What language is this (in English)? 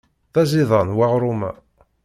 Kabyle